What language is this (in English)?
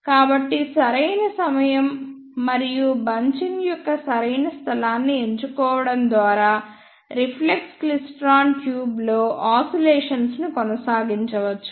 Telugu